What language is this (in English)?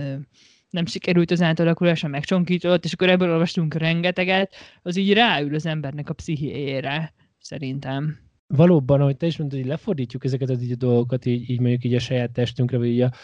Hungarian